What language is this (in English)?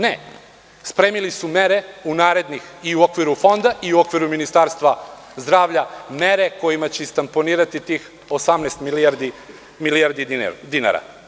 Serbian